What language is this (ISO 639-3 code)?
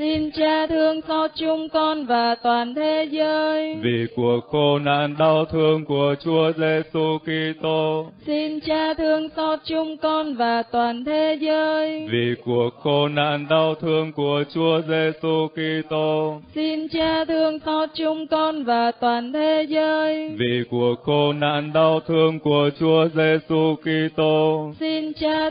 vie